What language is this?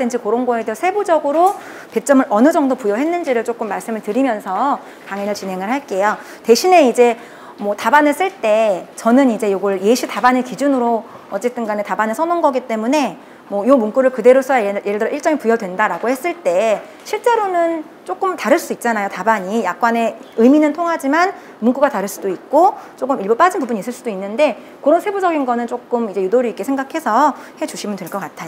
Korean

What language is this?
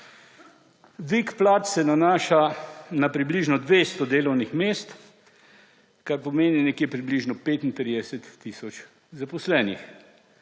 Slovenian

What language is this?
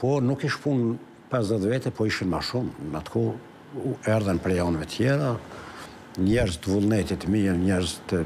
Romanian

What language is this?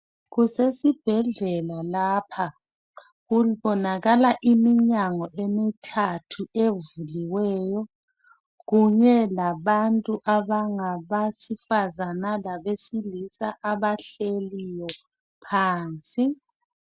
North Ndebele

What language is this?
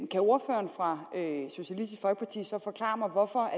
Danish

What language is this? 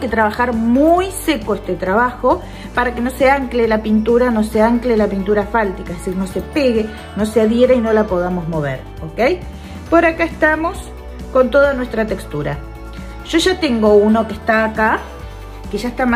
Spanish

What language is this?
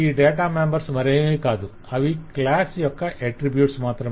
Telugu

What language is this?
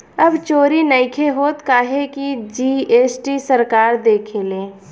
Bhojpuri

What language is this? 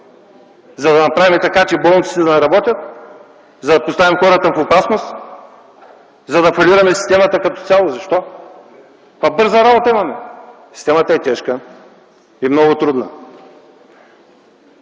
Bulgarian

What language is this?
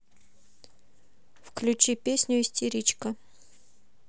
Russian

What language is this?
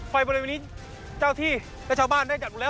Thai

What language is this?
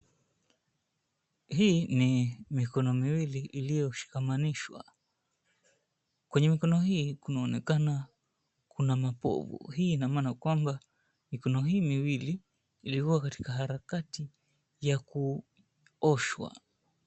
Swahili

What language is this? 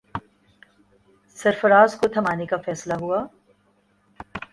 Urdu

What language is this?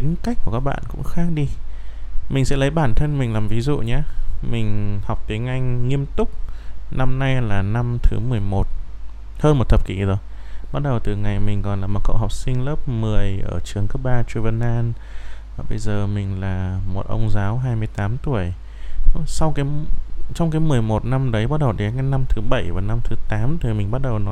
Vietnamese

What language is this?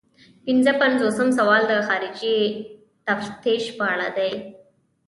Pashto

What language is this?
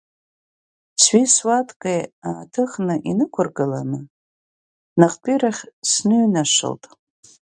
Abkhazian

